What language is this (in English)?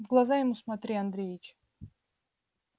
Russian